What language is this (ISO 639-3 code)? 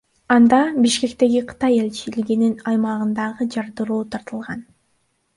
kir